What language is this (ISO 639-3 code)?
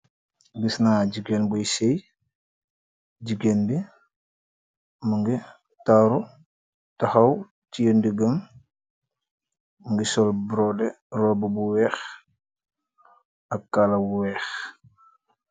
wol